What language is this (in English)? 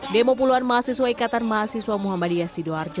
Indonesian